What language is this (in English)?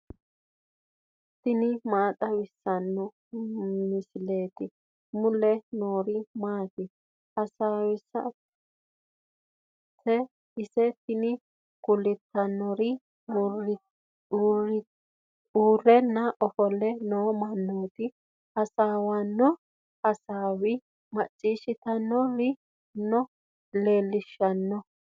Sidamo